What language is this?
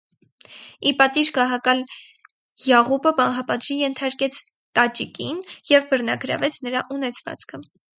Armenian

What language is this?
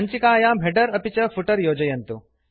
Sanskrit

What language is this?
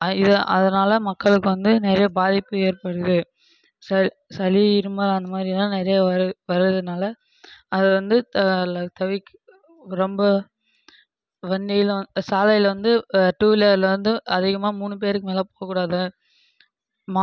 Tamil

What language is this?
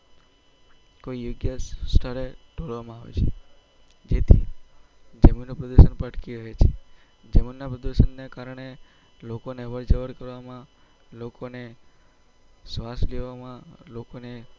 Gujarati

